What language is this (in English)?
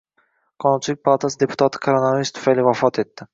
Uzbek